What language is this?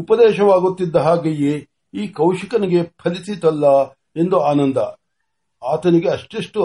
Marathi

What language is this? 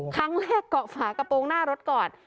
Thai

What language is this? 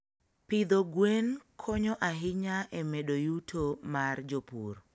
Luo (Kenya and Tanzania)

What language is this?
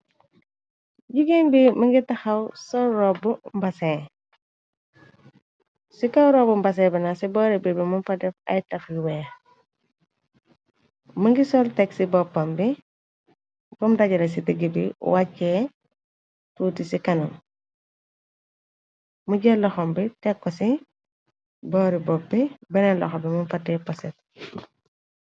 Wolof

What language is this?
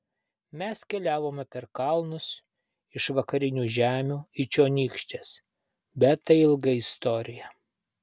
Lithuanian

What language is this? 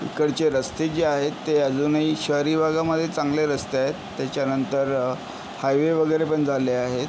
Marathi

